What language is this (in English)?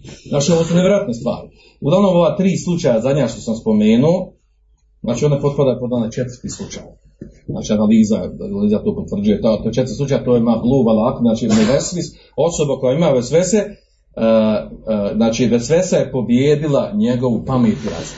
Croatian